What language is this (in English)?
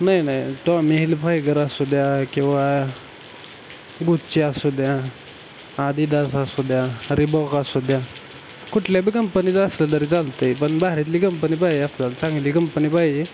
Marathi